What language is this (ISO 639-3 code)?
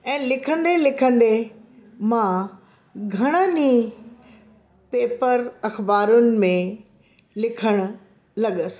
snd